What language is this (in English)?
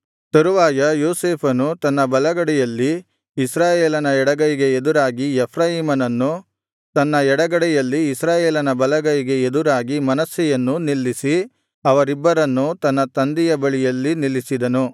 Kannada